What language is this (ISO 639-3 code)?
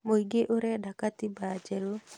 kik